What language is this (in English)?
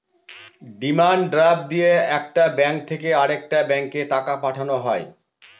Bangla